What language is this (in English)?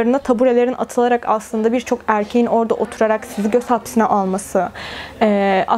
Turkish